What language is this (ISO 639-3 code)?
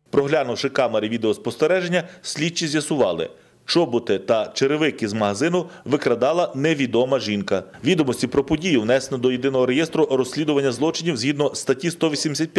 rus